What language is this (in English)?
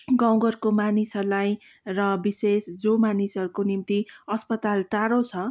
Nepali